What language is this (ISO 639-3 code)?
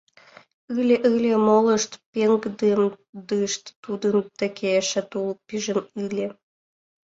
chm